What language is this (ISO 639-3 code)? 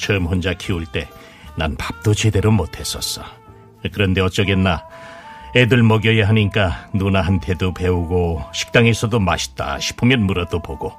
kor